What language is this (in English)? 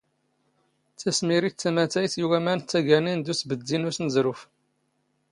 Standard Moroccan Tamazight